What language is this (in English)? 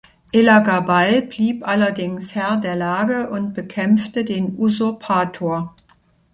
German